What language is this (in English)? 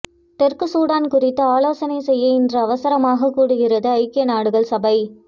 Tamil